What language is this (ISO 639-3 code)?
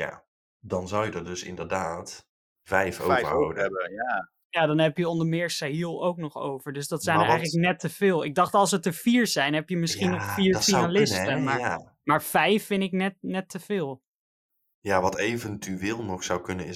nld